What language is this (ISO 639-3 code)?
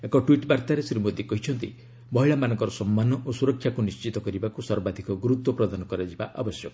ori